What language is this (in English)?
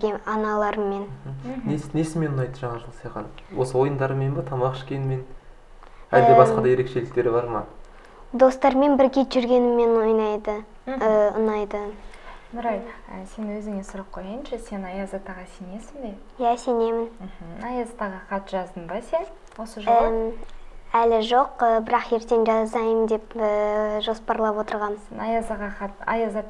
Russian